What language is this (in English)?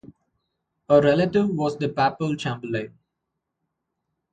English